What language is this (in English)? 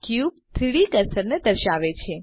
Gujarati